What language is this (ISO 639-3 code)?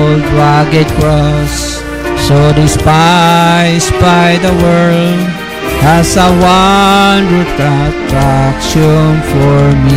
fil